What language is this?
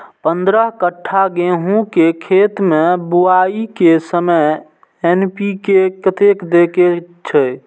Maithili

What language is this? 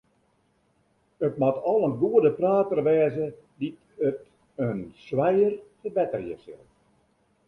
Western Frisian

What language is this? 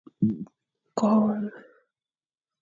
Fang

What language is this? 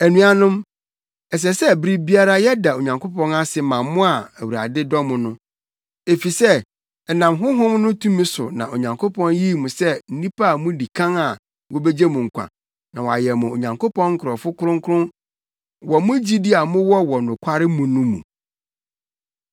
Akan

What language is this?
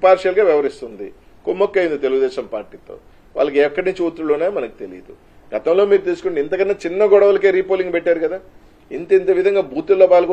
Telugu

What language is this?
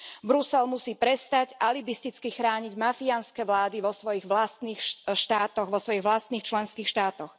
Slovak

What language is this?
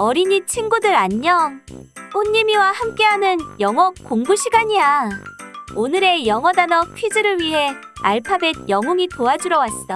Korean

